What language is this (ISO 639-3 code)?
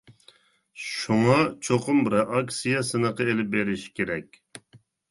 uig